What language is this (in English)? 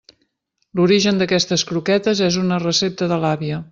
Catalan